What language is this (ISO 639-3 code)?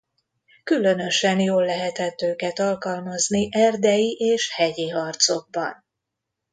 hun